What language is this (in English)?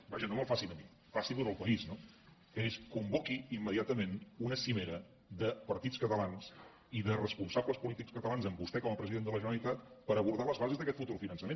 Catalan